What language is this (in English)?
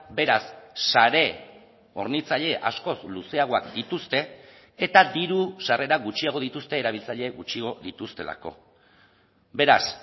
Basque